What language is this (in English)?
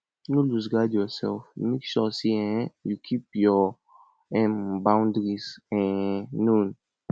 Nigerian Pidgin